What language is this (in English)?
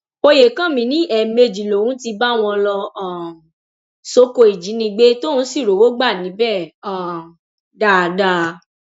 Yoruba